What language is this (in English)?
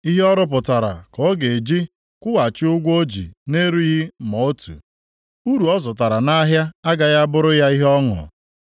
Igbo